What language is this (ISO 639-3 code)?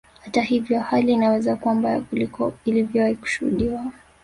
swa